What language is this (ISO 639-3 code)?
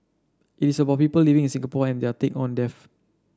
eng